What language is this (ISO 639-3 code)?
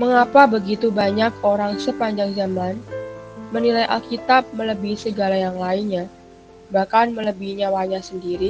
ind